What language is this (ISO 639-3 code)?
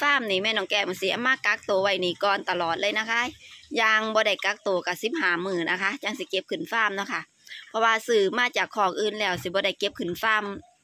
tha